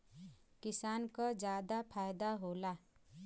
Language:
Bhojpuri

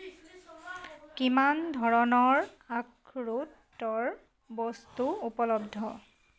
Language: Assamese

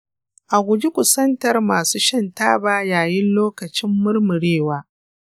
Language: Hausa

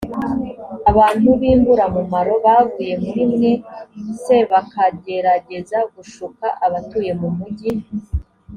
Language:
Kinyarwanda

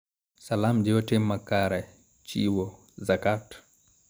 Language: Luo (Kenya and Tanzania)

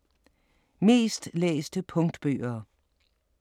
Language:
Danish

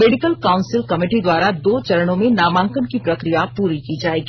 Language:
Hindi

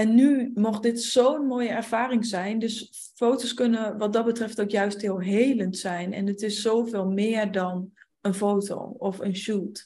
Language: Dutch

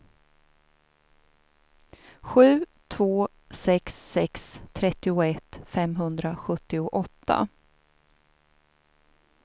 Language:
Swedish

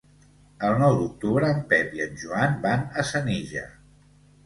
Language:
Catalan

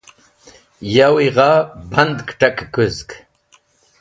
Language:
Wakhi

